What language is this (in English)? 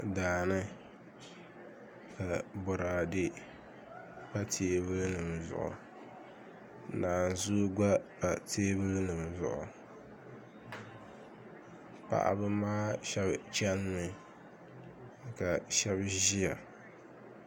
Dagbani